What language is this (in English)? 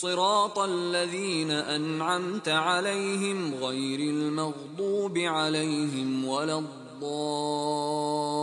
Arabic